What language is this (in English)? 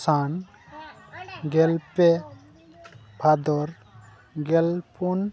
Santali